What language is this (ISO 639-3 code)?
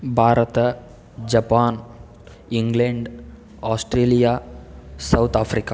kan